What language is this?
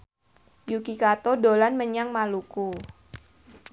Javanese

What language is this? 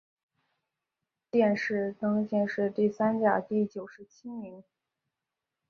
Chinese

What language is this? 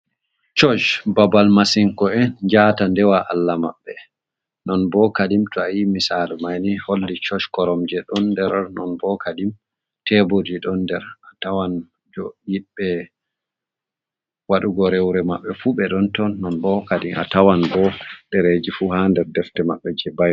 Fula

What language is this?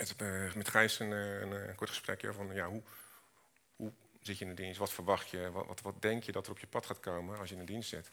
Dutch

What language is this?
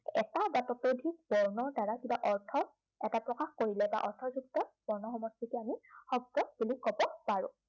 Assamese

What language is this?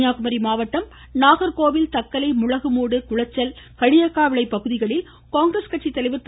Tamil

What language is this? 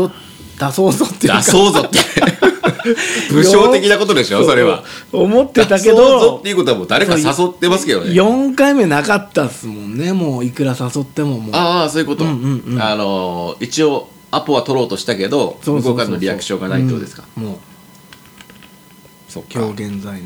Japanese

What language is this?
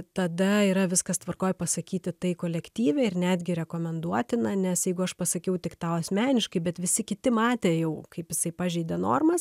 Lithuanian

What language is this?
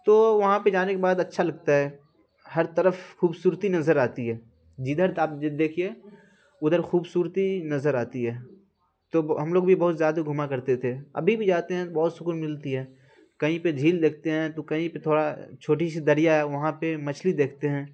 Urdu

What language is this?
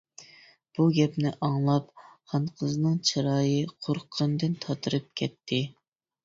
Uyghur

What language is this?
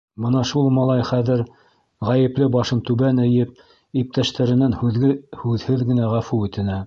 Bashkir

